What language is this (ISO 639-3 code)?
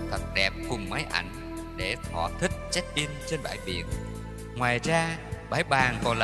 vie